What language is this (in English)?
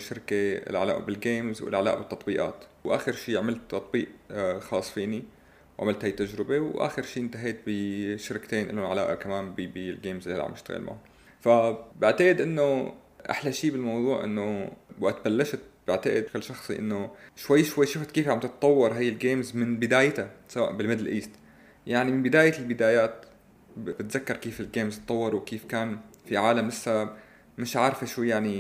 Arabic